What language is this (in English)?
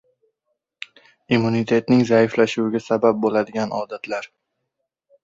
Uzbek